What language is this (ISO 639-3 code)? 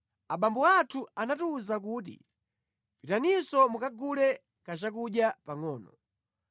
nya